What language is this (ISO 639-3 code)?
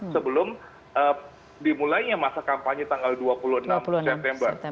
ind